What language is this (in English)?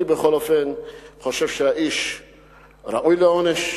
Hebrew